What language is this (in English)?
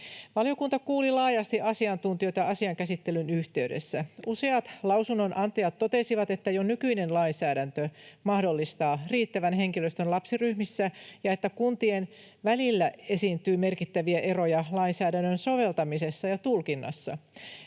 Finnish